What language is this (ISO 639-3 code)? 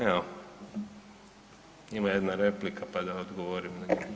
hrv